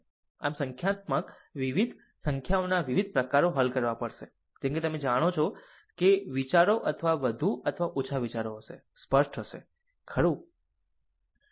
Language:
Gujarati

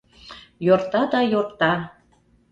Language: Mari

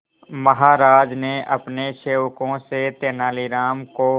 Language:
Hindi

